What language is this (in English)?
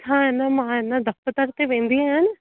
Sindhi